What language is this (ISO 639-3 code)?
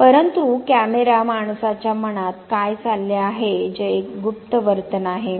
mar